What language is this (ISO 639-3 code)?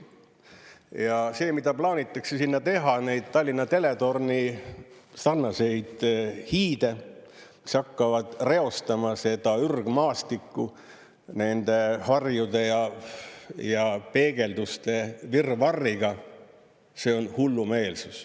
est